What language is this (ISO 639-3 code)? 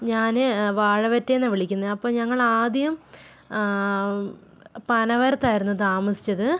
mal